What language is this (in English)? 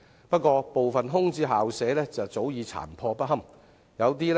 Cantonese